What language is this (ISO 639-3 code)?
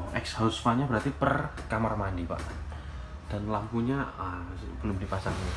ind